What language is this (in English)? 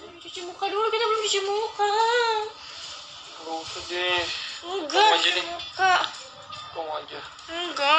Indonesian